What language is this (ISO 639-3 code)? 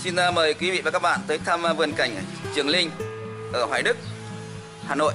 vie